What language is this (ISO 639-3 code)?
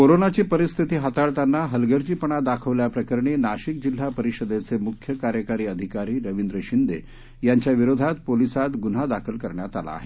mar